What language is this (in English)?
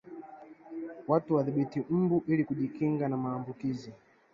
Swahili